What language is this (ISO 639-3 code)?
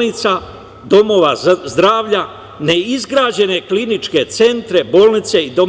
srp